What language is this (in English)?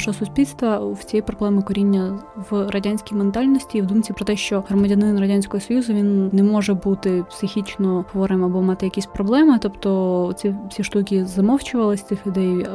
Ukrainian